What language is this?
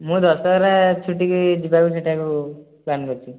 Odia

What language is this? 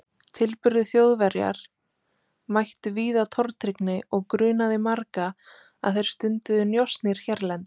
Icelandic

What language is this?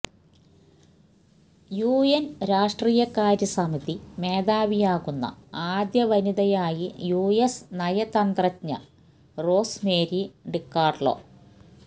Malayalam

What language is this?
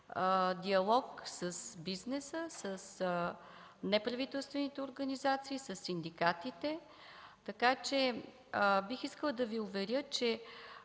Bulgarian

